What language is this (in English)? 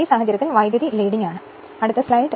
Malayalam